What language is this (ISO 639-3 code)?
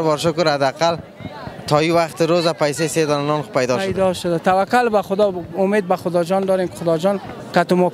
fas